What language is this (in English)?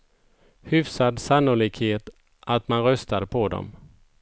Swedish